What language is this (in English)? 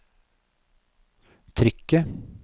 Norwegian